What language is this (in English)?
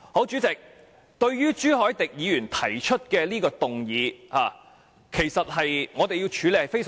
Cantonese